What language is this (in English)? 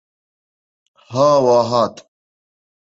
Kurdish